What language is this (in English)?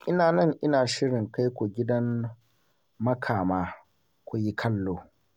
Hausa